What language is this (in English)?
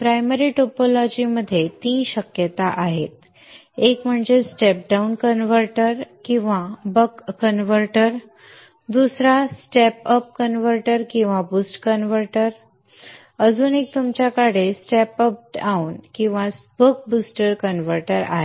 Marathi